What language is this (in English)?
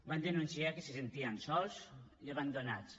Catalan